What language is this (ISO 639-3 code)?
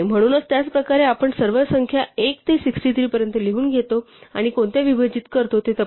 mar